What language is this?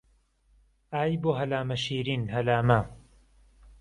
Central Kurdish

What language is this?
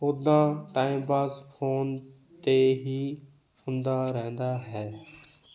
Punjabi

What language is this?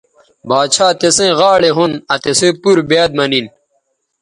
Bateri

